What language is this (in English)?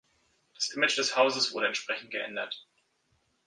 German